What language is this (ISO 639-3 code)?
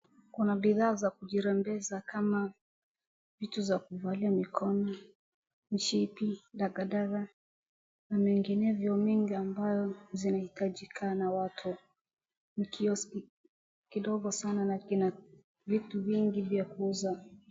swa